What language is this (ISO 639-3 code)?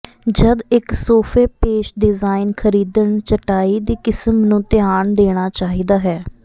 pan